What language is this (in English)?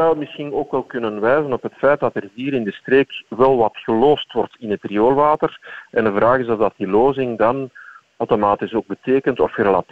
Dutch